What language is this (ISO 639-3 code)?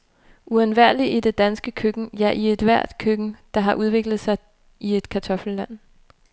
dan